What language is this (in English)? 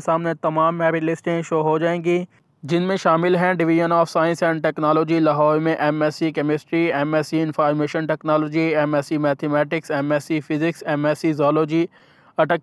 Hindi